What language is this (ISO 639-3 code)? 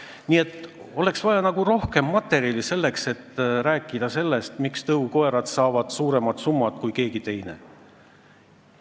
est